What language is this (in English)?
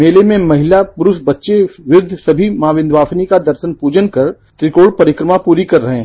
Hindi